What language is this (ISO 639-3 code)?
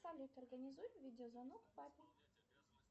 rus